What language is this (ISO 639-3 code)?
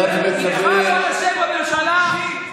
heb